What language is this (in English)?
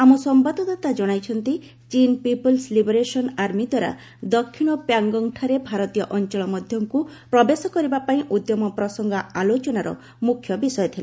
Odia